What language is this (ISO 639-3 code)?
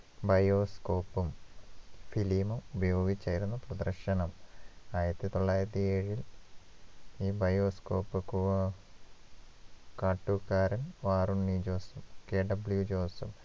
mal